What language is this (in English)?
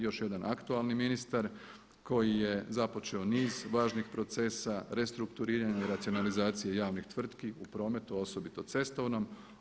Croatian